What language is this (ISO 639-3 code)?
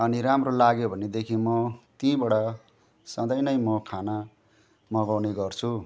nep